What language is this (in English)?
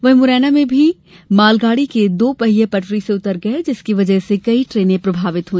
Hindi